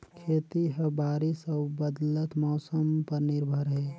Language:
Chhattisgarhi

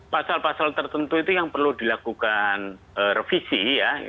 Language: Indonesian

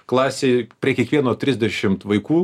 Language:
Lithuanian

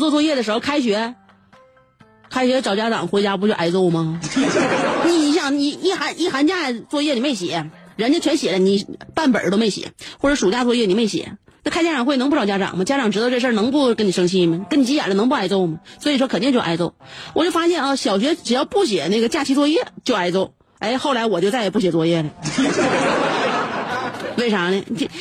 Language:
Chinese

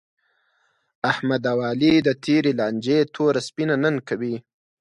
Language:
Pashto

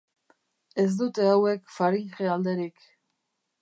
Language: Basque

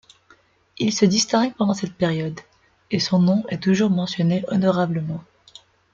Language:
French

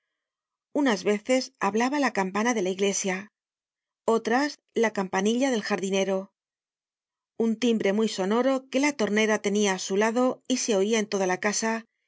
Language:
Spanish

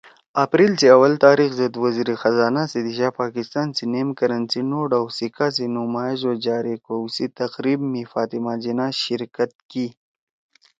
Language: Torwali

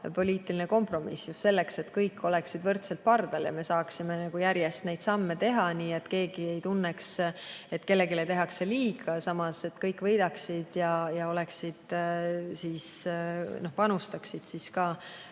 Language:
Estonian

